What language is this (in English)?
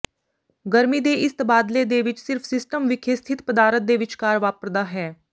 Punjabi